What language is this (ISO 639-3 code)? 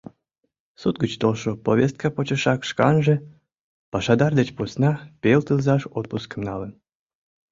chm